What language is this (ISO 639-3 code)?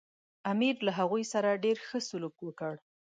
pus